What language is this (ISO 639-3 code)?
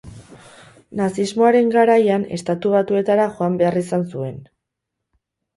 eus